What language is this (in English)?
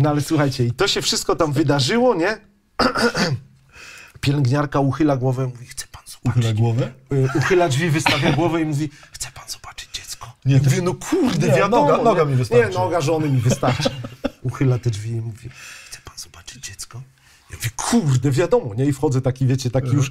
Polish